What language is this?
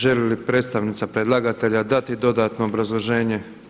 Croatian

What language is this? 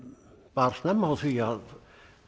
Icelandic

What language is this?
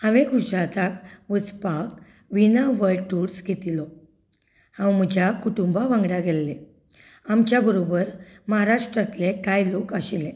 Konkani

